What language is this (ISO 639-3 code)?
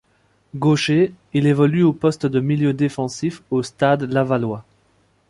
fra